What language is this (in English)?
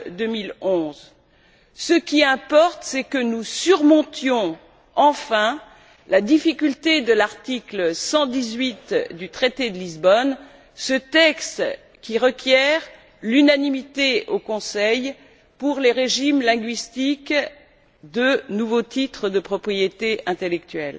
French